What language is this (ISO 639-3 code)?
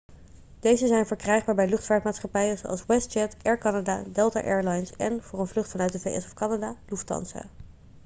nld